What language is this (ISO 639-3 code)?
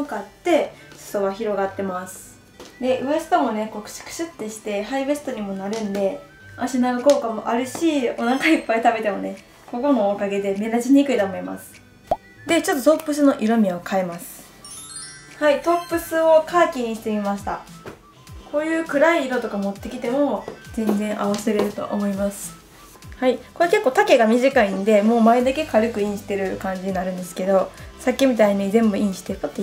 jpn